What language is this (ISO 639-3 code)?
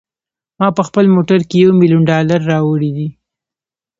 pus